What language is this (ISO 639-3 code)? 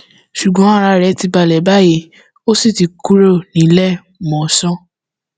yor